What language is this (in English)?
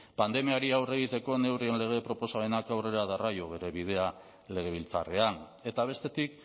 Basque